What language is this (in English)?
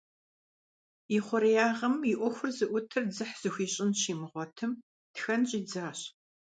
Kabardian